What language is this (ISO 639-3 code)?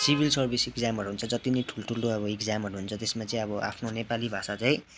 nep